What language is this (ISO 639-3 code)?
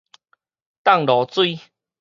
nan